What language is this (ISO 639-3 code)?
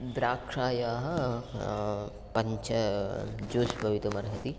san